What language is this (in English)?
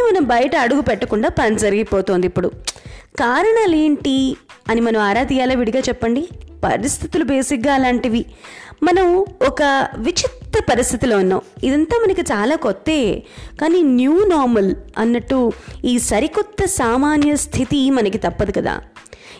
Telugu